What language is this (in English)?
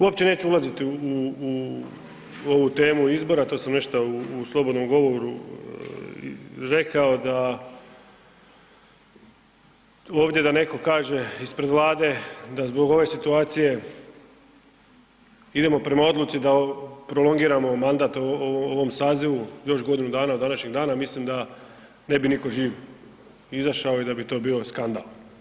Croatian